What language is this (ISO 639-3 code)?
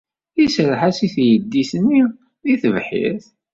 kab